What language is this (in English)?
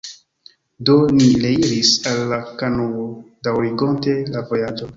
Esperanto